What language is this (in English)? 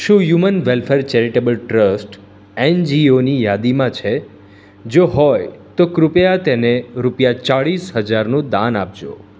Gujarati